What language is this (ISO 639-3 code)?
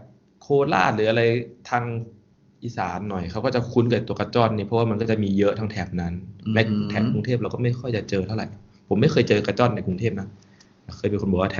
tha